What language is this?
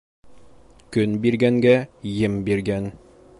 Bashkir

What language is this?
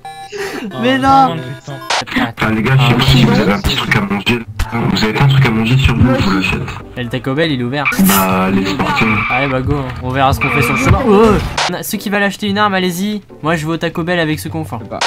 French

